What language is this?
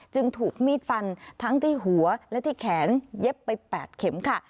Thai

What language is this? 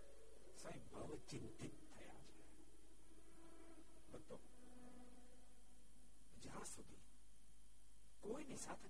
Gujarati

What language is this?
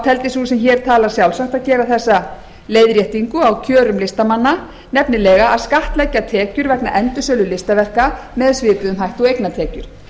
Icelandic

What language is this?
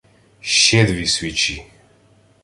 Ukrainian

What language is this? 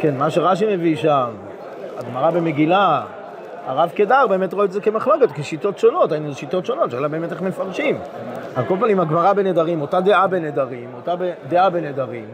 Hebrew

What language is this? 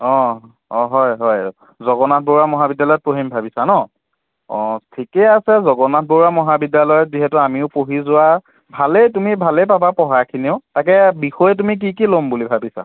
Assamese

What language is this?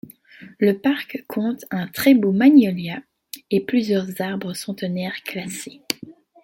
French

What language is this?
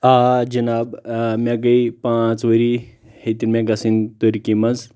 Kashmiri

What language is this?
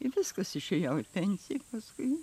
Lithuanian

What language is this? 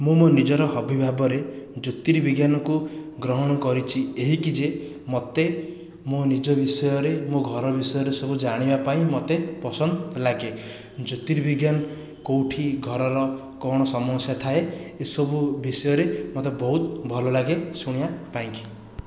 Odia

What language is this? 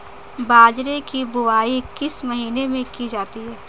Hindi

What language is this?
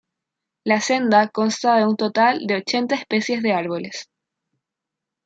Spanish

